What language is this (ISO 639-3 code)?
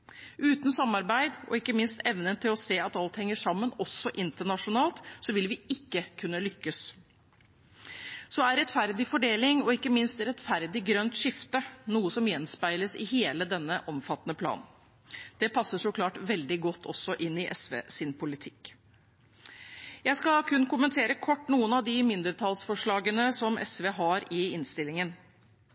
nob